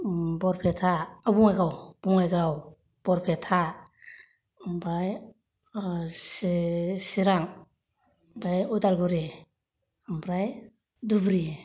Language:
Bodo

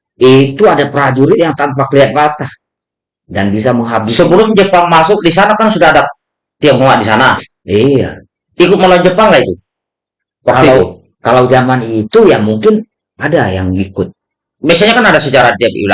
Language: Indonesian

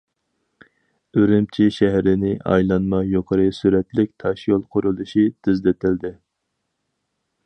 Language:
Uyghur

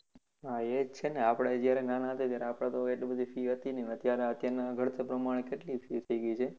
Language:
Gujarati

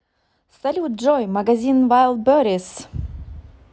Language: Russian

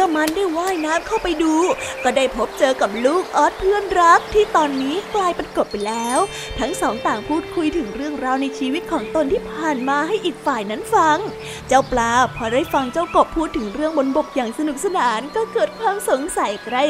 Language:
Thai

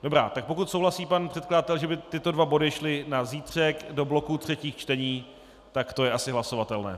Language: Czech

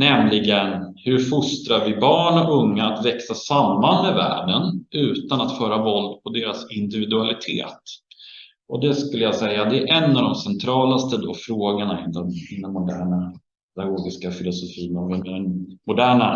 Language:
Swedish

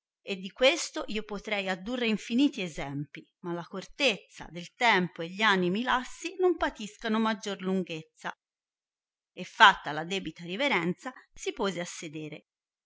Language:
Italian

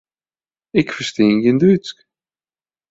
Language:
Western Frisian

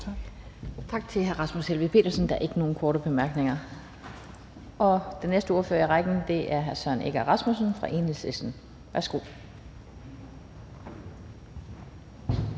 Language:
Danish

